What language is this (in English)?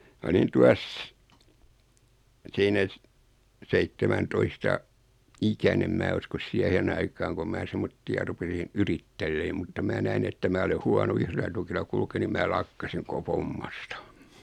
Finnish